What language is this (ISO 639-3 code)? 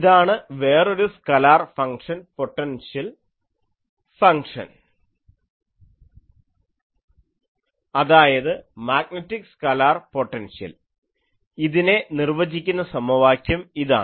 mal